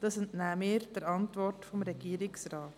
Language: Swiss German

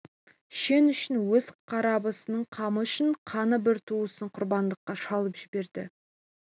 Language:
Kazakh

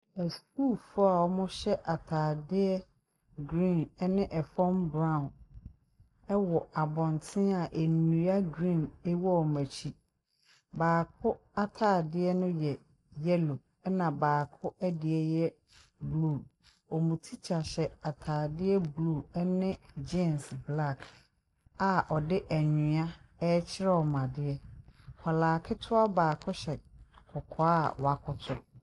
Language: Akan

